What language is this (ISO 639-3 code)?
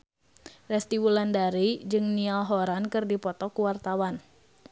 sun